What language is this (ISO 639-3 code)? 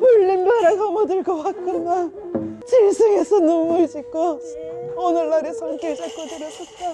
kor